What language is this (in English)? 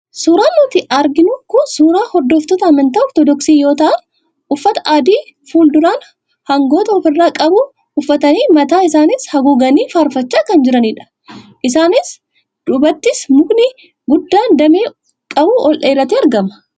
Oromo